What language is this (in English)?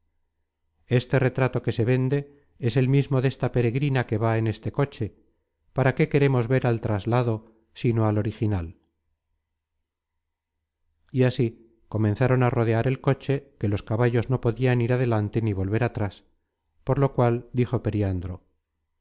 Spanish